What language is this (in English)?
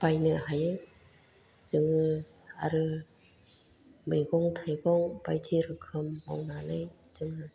Bodo